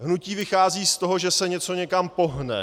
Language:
Czech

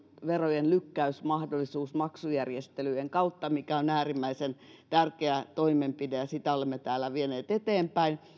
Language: Finnish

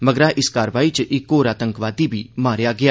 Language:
Dogri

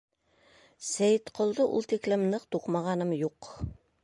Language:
Bashkir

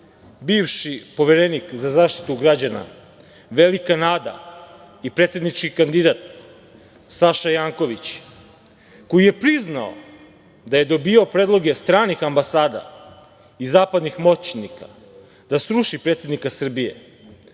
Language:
Serbian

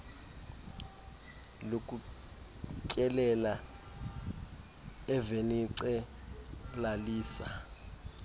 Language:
Xhosa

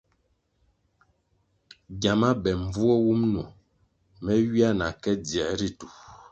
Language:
Kwasio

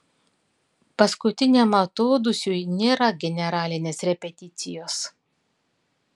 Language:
Lithuanian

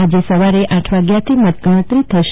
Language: Gujarati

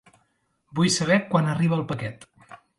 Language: Catalan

